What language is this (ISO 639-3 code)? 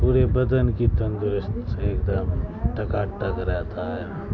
urd